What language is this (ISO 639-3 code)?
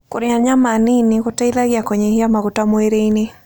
kik